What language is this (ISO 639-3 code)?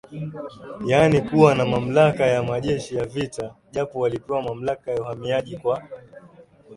swa